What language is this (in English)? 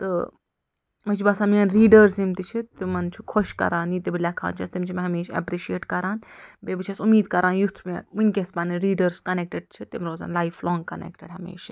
Kashmiri